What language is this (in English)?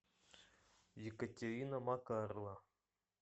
Russian